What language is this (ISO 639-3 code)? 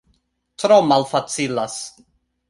epo